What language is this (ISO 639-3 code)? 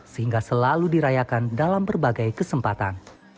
ind